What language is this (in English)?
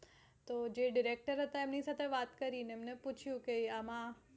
Gujarati